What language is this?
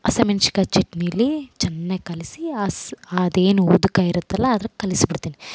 Kannada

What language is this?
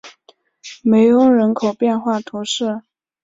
Chinese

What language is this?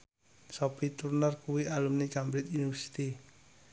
Javanese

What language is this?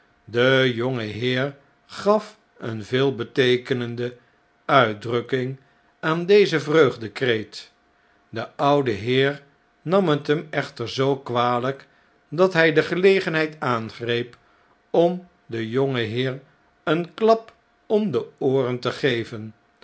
Dutch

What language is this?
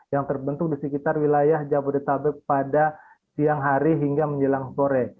Indonesian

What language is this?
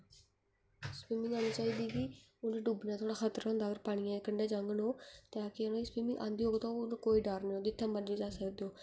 Dogri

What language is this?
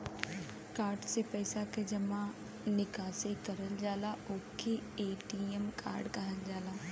Bhojpuri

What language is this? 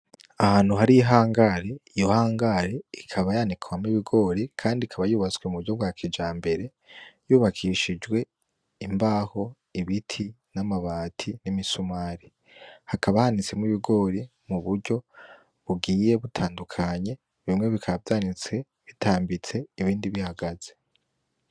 Rundi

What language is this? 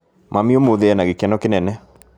Kikuyu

